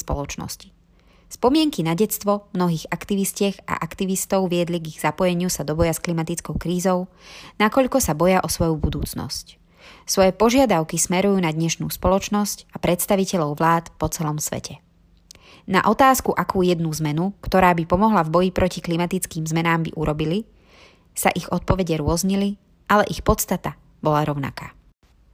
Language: Slovak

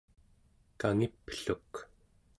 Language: Central Yupik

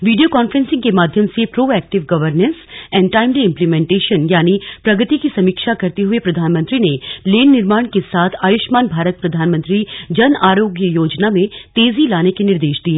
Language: Hindi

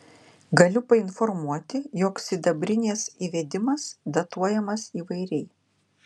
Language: Lithuanian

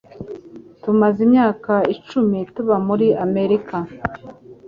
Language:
Kinyarwanda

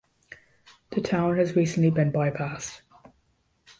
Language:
English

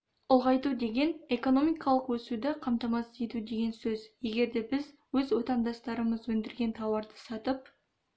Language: Kazakh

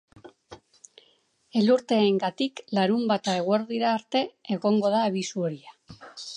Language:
Basque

